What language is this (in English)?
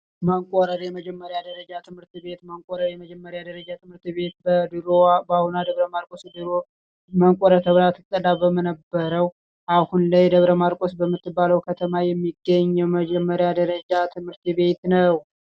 Amharic